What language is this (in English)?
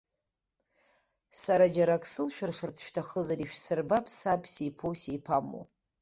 Abkhazian